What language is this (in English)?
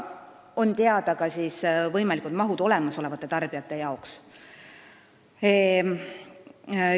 Estonian